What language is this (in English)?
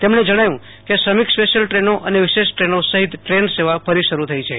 Gujarati